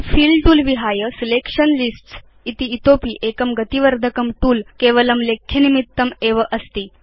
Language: Sanskrit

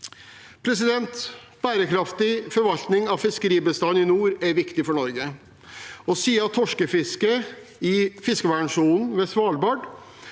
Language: Norwegian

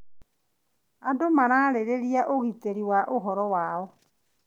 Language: Kikuyu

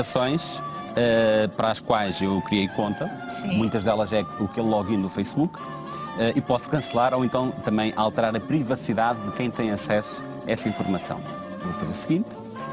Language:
Portuguese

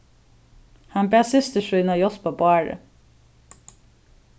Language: Faroese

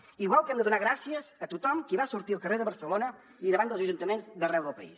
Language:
Catalan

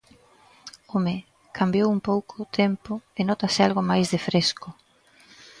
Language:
Galician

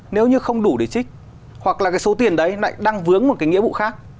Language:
Vietnamese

